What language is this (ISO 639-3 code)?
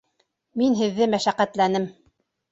bak